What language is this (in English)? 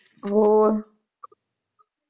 Punjabi